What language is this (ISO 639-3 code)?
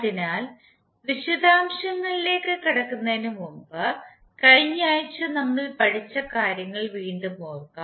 mal